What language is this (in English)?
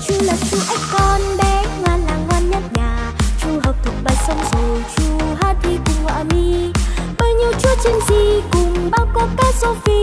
Vietnamese